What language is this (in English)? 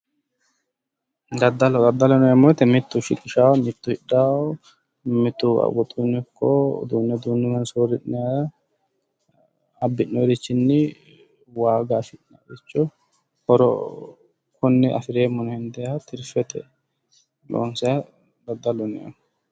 Sidamo